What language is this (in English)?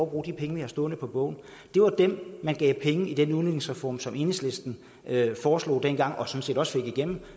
Danish